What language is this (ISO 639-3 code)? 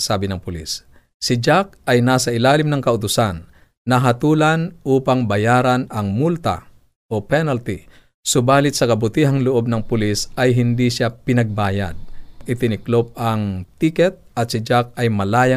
fil